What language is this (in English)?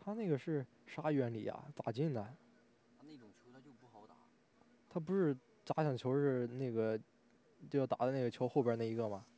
Chinese